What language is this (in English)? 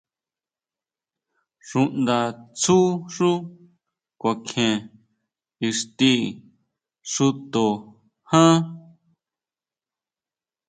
Huautla Mazatec